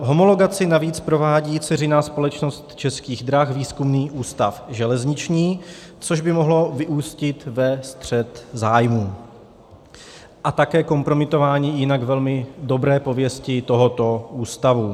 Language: Czech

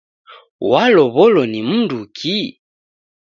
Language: Taita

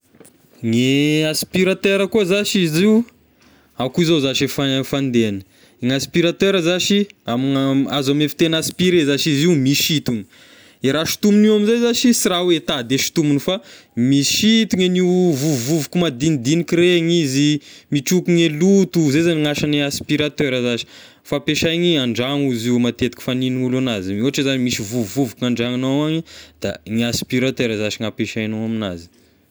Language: Tesaka Malagasy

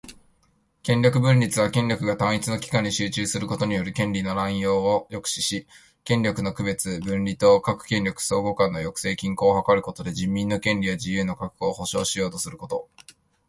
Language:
Japanese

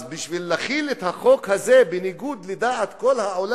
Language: Hebrew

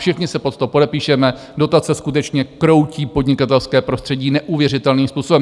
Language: Czech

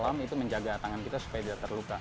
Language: Indonesian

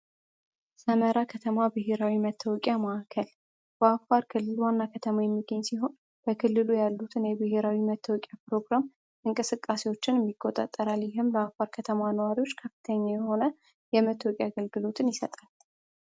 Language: Amharic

